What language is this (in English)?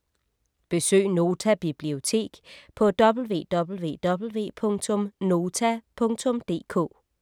Danish